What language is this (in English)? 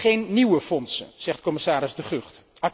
Dutch